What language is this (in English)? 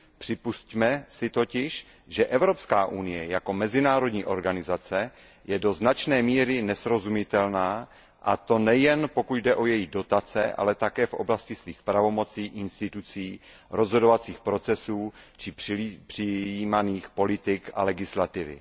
Czech